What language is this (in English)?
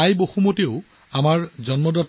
Assamese